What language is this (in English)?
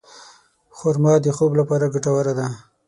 Pashto